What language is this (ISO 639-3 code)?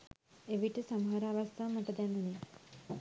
sin